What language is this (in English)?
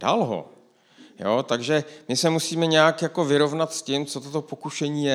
Czech